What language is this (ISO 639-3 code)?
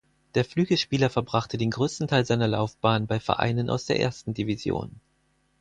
deu